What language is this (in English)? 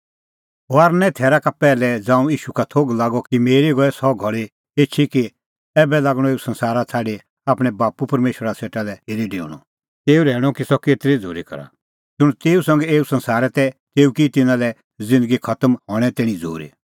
Kullu Pahari